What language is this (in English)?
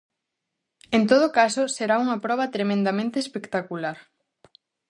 Galician